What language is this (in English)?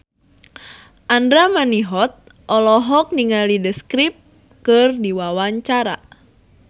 Sundanese